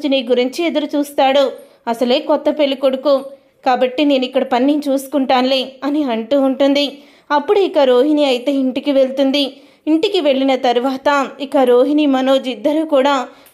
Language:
Telugu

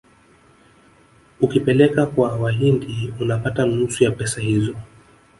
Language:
Swahili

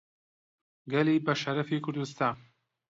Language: Central Kurdish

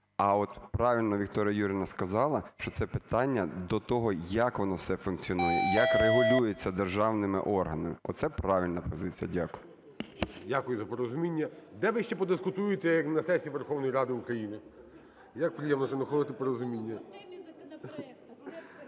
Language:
Ukrainian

